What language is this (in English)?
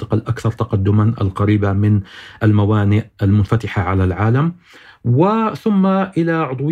Arabic